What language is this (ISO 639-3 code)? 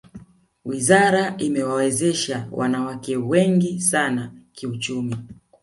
swa